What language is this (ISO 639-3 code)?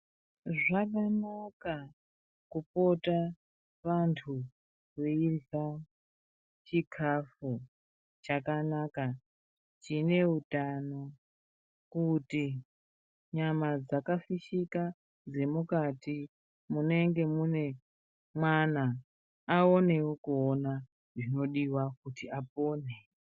ndc